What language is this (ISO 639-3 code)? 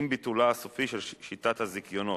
heb